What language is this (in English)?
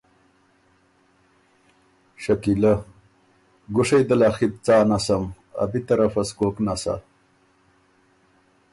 Ormuri